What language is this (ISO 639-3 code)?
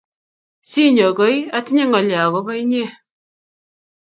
kln